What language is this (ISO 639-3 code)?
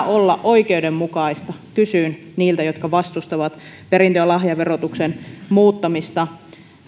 fin